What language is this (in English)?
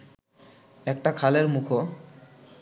Bangla